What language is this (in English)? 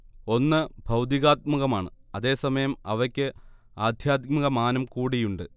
Malayalam